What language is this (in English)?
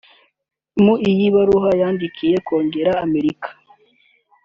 Kinyarwanda